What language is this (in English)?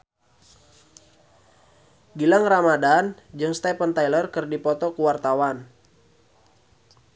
Sundanese